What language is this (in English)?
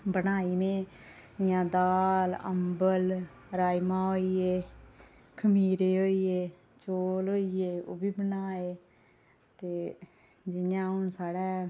Dogri